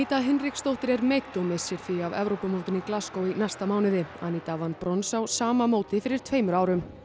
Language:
Icelandic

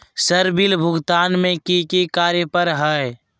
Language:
Magahi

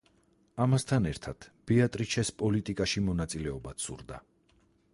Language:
Georgian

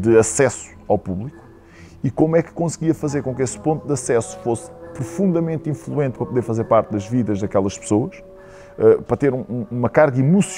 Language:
Portuguese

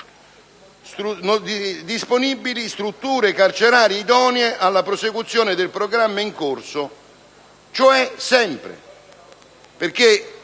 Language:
Italian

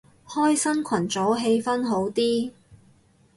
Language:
Cantonese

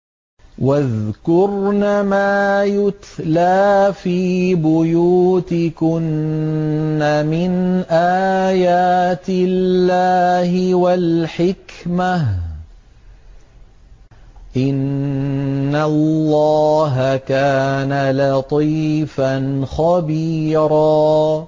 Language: Arabic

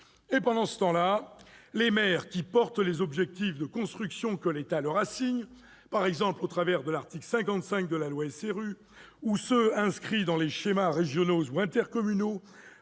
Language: French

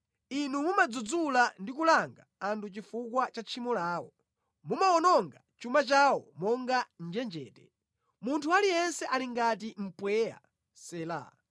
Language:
Nyanja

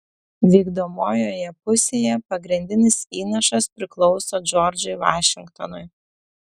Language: Lithuanian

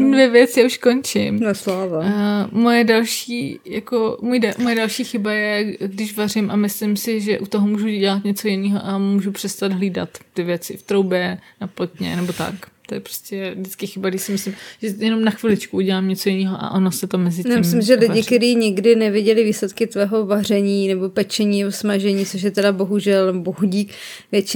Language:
Czech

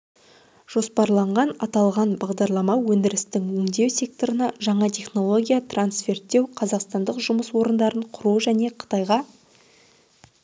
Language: Kazakh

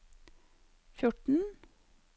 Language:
Norwegian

